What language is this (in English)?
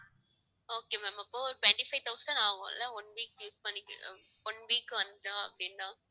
Tamil